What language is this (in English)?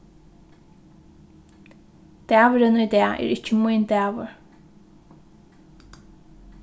Faroese